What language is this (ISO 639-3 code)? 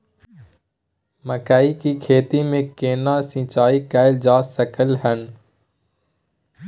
mai